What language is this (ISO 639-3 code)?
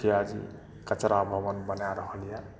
mai